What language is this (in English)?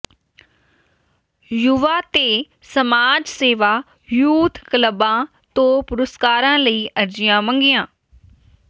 Punjabi